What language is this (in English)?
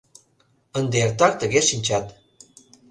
Mari